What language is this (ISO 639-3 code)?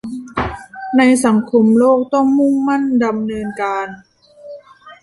tha